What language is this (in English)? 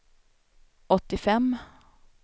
Swedish